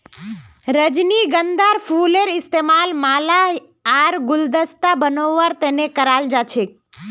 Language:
Magahi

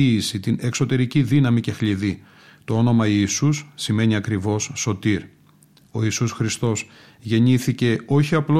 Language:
Greek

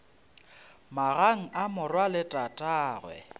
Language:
Northern Sotho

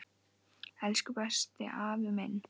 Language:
Icelandic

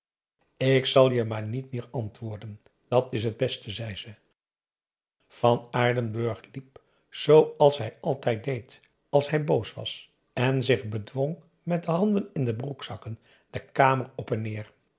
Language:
Dutch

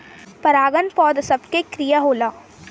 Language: Bhojpuri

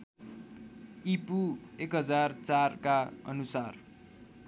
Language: Nepali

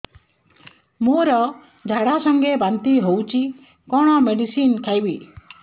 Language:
Odia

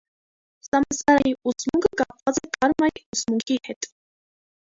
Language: Armenian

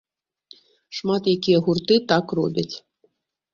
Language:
Belarusian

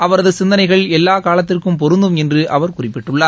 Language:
Tamil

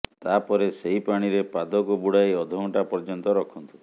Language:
Odia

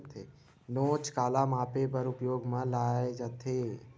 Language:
Chhattisgarhi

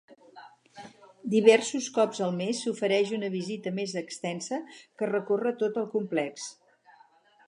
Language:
Catalan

